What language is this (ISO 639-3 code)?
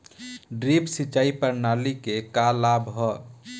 bho